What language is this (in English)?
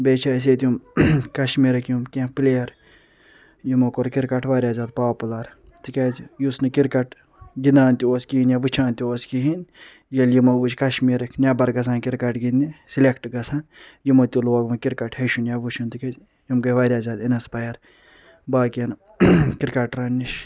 Kashmiri